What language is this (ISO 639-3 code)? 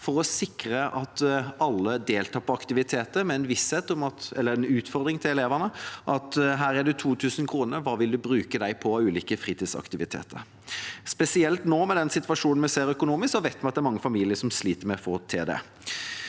nor